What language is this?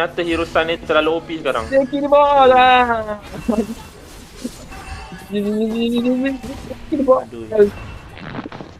Malay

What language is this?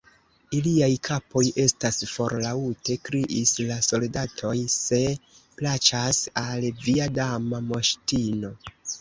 Esperanto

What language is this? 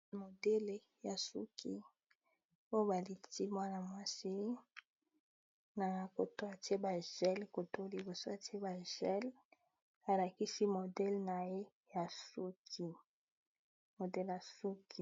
Lingala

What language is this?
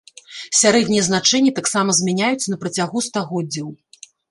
Belarusian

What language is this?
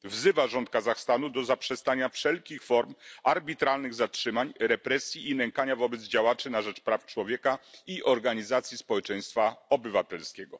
Polish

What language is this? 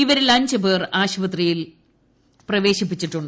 Malayalam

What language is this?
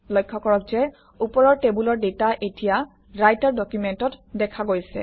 Assamese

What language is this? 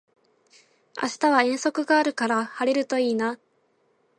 Japanese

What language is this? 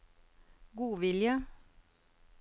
Norwegian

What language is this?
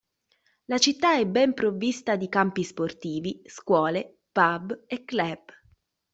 Italian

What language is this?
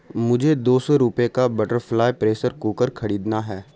Urdu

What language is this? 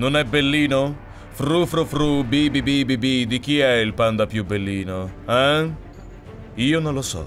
Italian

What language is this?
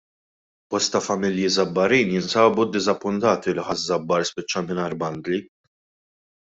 Maltese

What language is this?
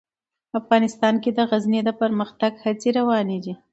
Pashto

